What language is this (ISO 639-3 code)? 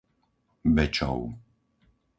slk